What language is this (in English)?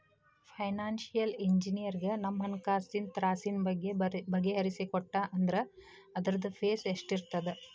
Kannada